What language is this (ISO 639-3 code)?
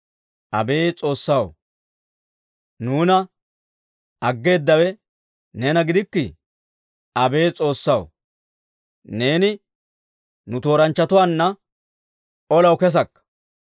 dwr